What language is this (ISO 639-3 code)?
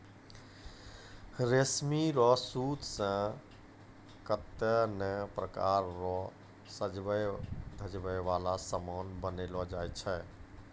mai